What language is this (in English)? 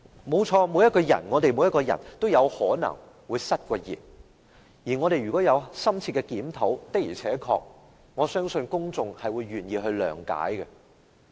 Cantonese